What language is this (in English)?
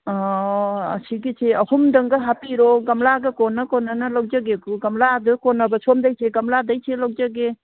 Manipuri